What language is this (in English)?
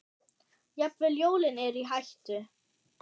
Icelandic